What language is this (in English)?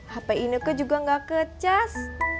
Indonesian